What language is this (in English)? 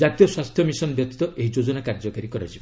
Odia